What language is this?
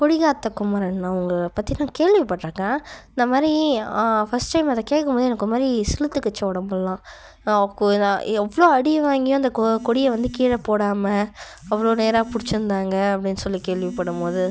Tamil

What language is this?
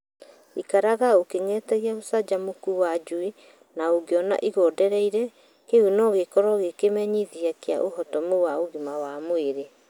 Kikuyu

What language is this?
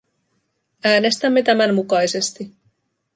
Finnish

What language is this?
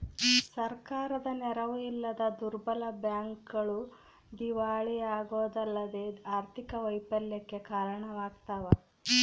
Kannada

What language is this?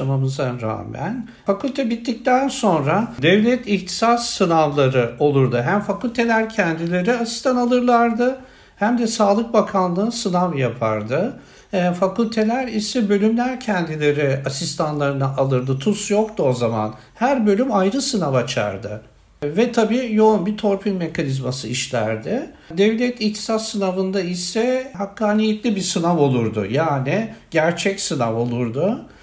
Turkish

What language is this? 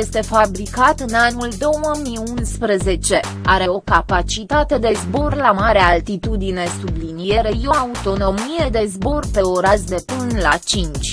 Romanian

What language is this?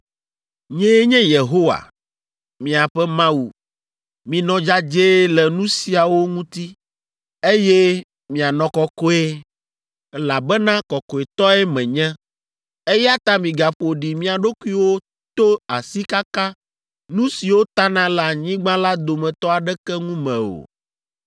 Ewe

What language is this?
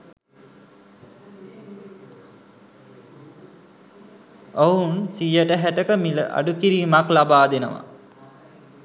Sinhala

